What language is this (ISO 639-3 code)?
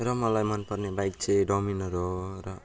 nep